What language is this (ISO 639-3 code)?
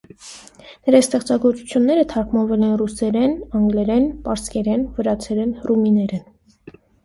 hye